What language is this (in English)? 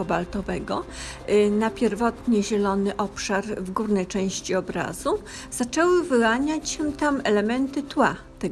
Polish